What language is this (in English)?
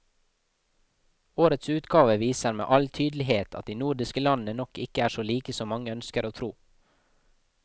Norwegian